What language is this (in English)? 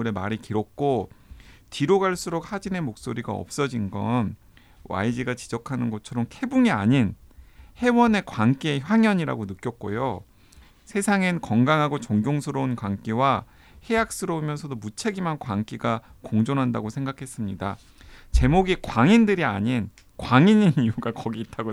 Korean